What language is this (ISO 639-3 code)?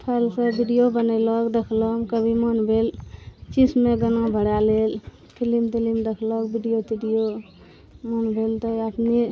mai